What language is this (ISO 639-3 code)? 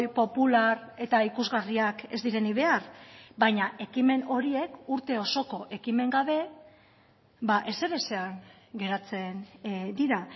eus